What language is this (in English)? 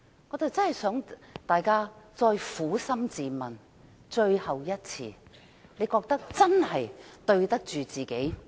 Cantonese